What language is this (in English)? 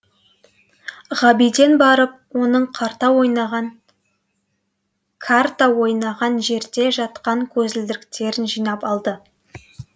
Kazakh